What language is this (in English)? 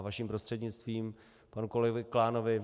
Czech